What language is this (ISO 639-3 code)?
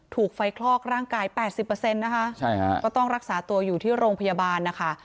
tha